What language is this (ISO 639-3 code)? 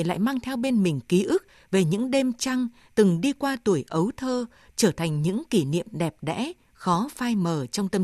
vie